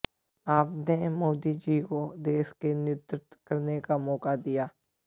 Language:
Hindi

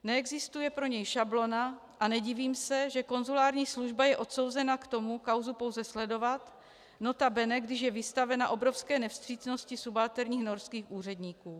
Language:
Czech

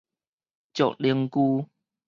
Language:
Min Nan Chinese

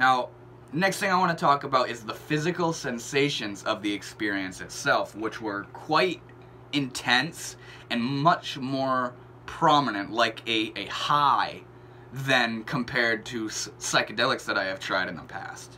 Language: English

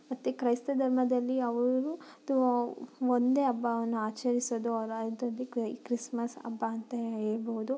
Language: Kannada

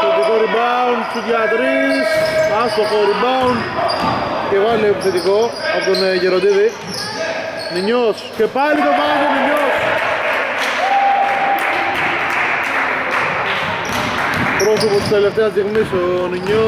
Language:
Greek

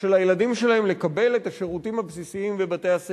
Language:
Hebrew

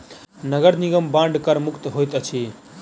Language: Maithili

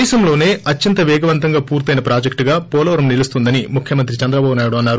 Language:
Telugu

